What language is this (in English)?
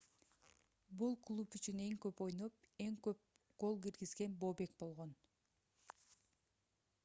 Kyrgyz